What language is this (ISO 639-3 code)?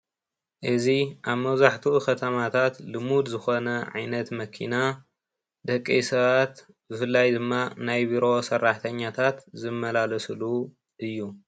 tir